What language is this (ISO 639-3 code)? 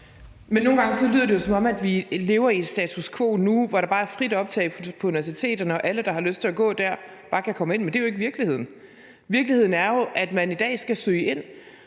dan